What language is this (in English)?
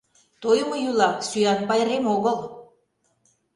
Mari